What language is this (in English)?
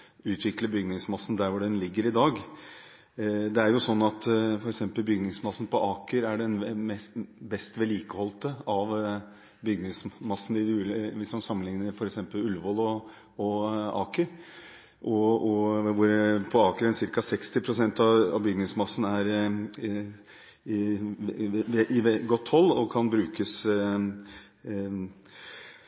Norwegian Bokmål